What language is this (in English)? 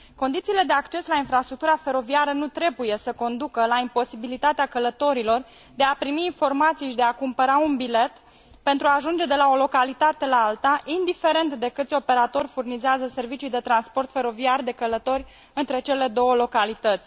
Romanian